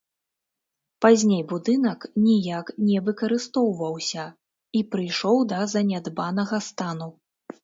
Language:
Belarusian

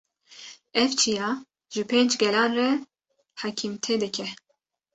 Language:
Kurdish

